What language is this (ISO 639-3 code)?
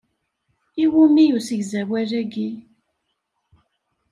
kab